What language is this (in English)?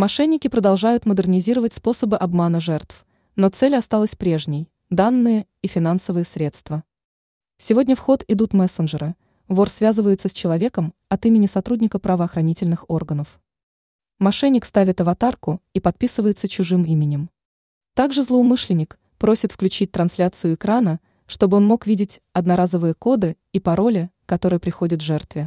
Russian